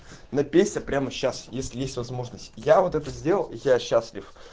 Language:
Russian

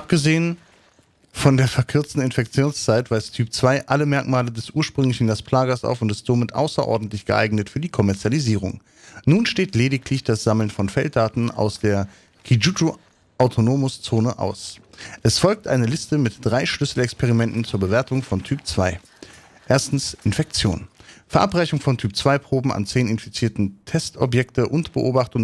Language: German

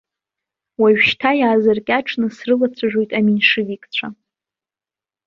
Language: Abkhazian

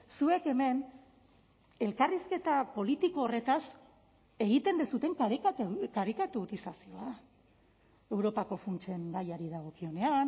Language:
Basque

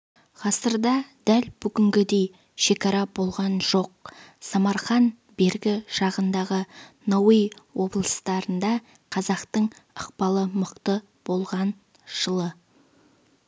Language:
Kazakh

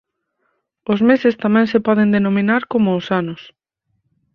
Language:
Galician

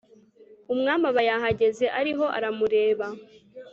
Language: Kinyarwanda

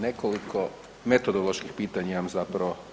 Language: Croatian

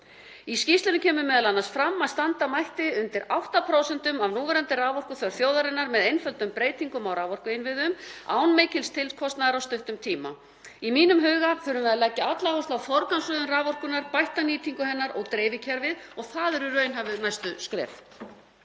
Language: Icelandic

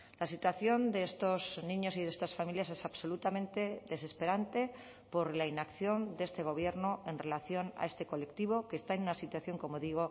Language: Spanish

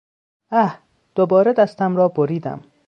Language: Persian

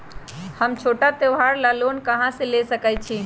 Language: Magahi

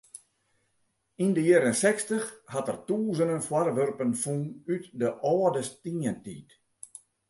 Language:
Western Frisian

